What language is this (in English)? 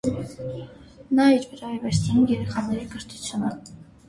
Armenian